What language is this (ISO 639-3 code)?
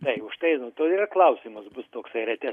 lit